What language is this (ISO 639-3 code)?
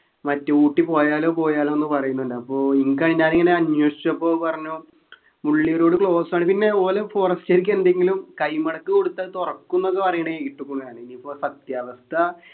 mal